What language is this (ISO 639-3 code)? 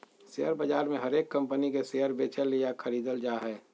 mag